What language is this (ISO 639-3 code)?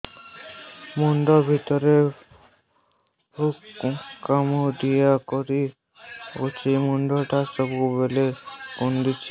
ori